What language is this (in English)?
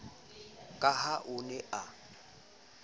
Southern Sotho